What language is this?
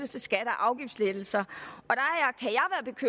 Danish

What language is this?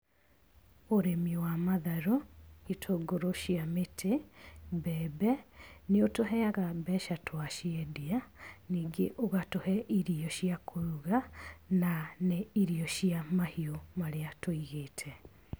Kikuyu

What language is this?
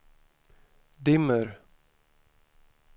Swedish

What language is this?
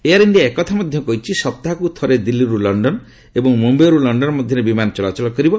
Odia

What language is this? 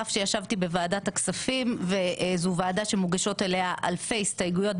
Hebrew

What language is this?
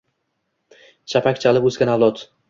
Uzbek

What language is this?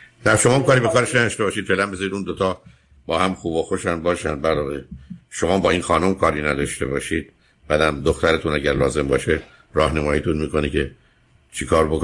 Persian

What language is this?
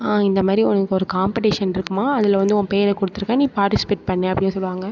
Tamil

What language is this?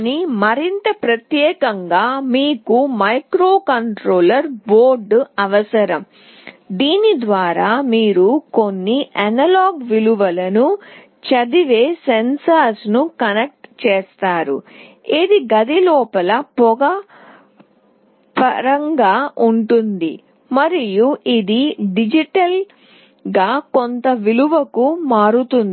Telugu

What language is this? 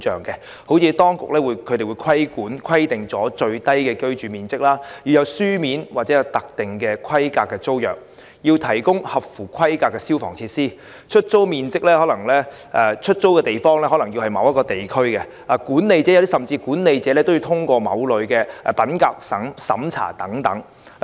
Cantonese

